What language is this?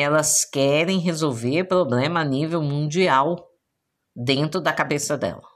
Portuguese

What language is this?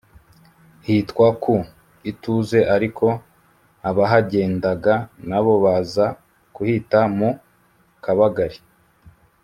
Kinyarwanda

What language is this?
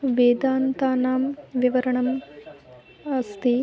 Sanskrit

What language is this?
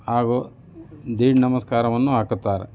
Kannada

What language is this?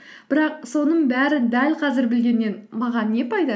Kazakh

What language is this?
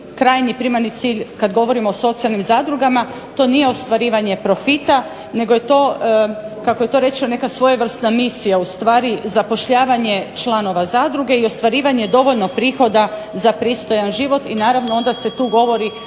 Croatian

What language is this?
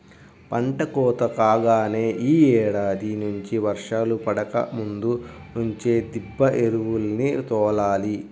Telugu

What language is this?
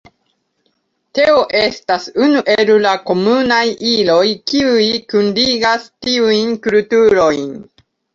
Esperanto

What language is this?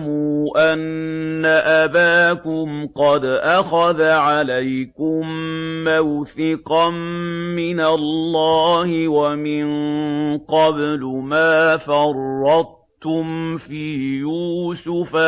Arabic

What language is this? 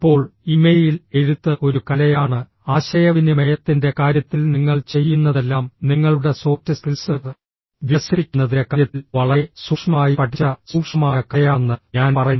Malayalam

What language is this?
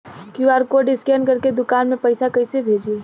Bhojpuri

